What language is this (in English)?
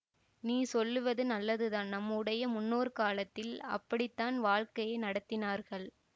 Tamil